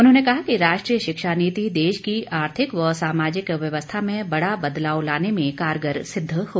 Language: Hindi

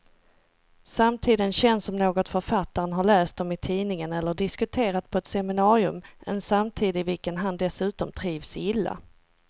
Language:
Swedish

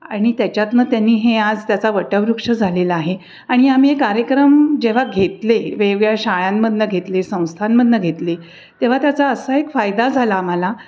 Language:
Marathi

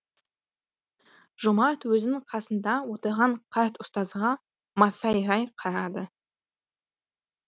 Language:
Kazakh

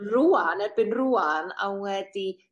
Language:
Welsh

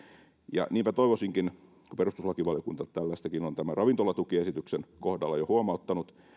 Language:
Finnish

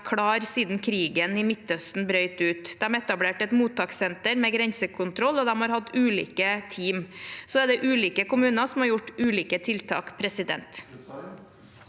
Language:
Norwegian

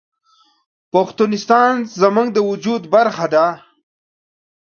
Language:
Pashto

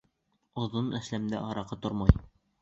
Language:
Bashkir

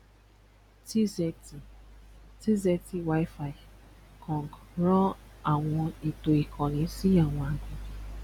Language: Yoruba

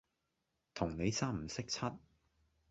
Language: Cantonese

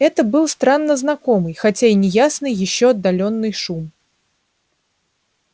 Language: Russian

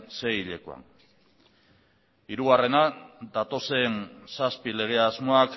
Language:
Basque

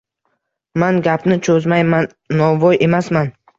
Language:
Uzbek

